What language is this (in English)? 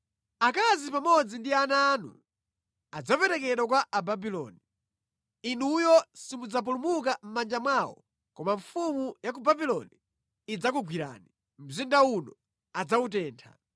Nyanja